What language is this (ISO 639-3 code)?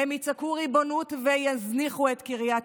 heb